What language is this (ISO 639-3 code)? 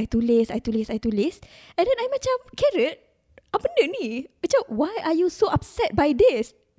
msa